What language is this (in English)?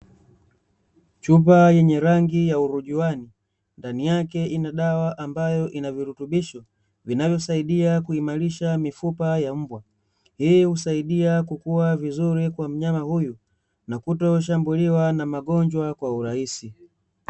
Swahili